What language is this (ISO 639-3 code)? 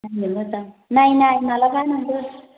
brx